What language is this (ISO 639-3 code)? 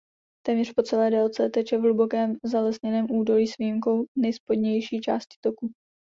ces